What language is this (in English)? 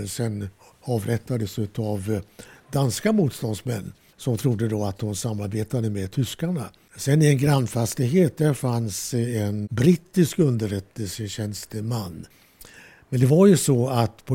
Swedish